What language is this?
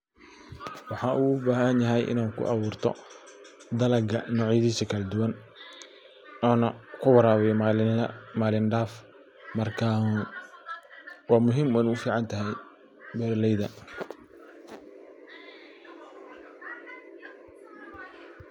Somali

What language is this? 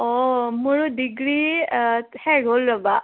Assamese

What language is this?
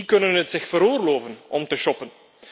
Dutch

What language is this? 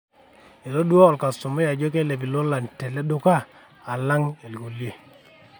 Masai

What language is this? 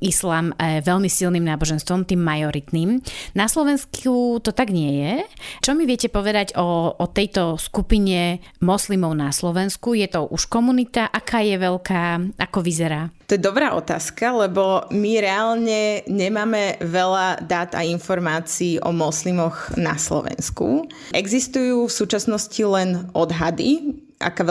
Slovak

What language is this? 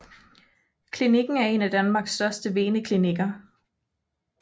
Danish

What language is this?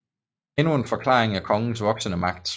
Danish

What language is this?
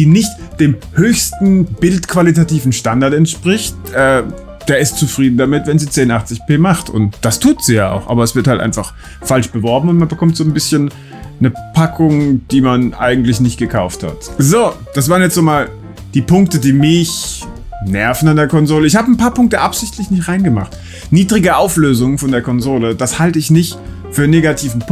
German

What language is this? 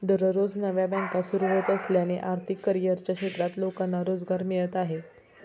Marathi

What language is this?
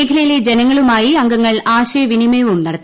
Malayalam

